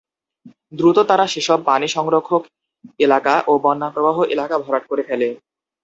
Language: Bangla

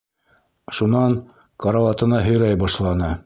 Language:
Bashkir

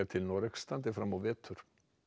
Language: Icelandic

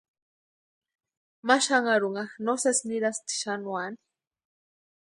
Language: Western Highland Purepecha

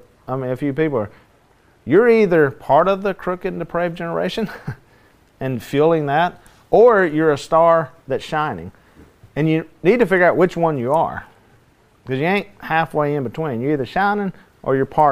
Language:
English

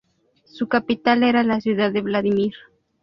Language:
Spanish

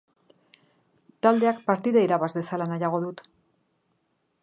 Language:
Basque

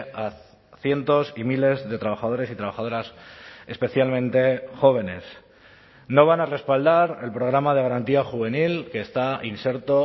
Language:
Spanish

